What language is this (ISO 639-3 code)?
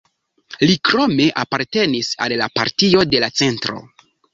epo